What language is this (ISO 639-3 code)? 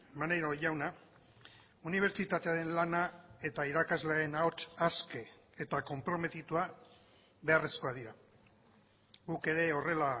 eus